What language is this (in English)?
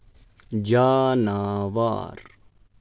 Kashmiri